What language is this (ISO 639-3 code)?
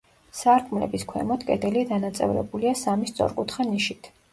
kat